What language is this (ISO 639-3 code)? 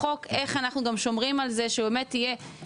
heb